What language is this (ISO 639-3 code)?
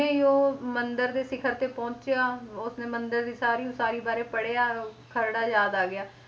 pan